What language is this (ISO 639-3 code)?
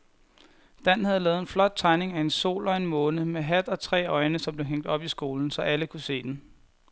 dan